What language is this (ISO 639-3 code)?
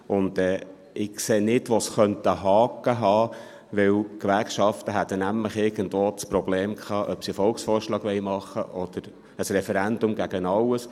gsw